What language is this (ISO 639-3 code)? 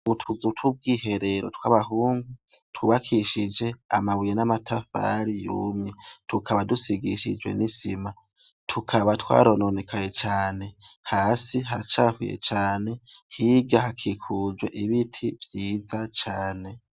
run